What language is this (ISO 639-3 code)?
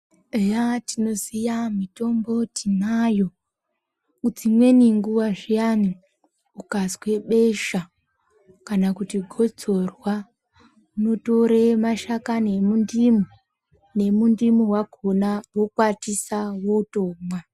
ndc